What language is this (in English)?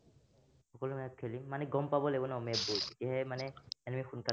Assamese